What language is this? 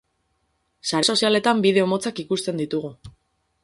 Basque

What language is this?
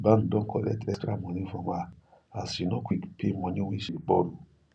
Nigerian Pidgin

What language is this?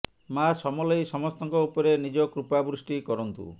Odia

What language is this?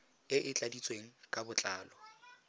Tswana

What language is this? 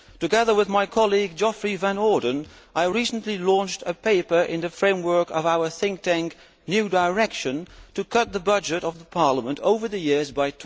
English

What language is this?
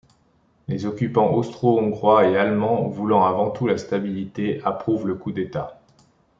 French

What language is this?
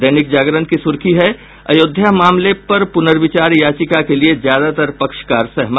Hindi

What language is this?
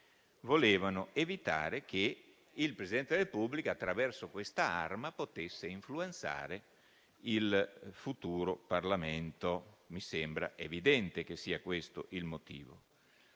Italian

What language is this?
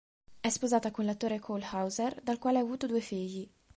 Italian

